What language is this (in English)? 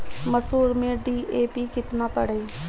Bhojpuri